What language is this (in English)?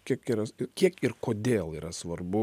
Lithuanian